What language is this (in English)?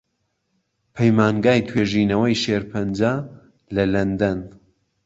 Central Kurdish